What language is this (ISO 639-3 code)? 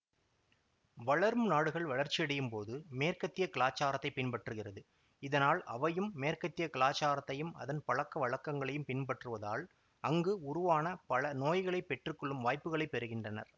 tam